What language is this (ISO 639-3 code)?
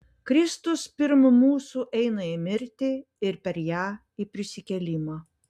lit